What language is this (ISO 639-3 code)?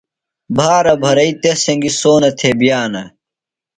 phl